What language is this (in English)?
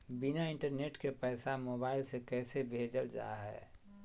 Magahi